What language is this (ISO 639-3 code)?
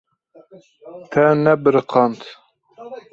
kur